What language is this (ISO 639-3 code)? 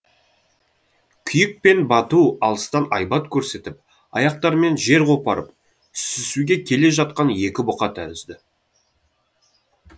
kaz